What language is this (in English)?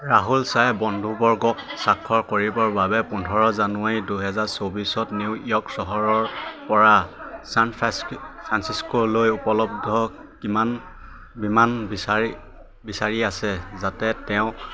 Assamese